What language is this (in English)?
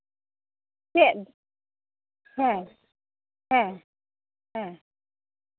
Santali